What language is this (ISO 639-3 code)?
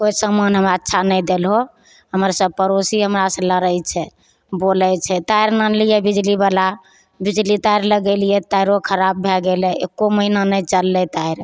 mai